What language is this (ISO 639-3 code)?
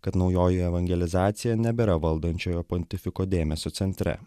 lit